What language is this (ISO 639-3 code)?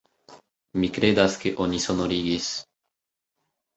epo